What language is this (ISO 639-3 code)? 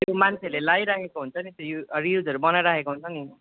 nep